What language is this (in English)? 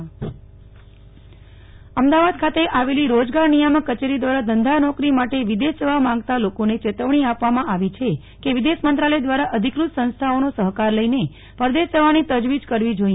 Gujarati